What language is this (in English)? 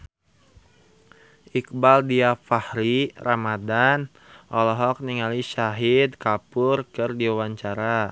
Sundanese